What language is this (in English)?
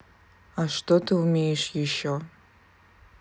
Russian